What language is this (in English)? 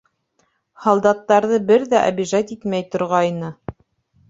Bashkir